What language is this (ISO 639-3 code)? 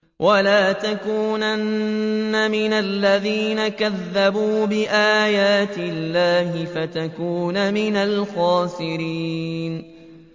ara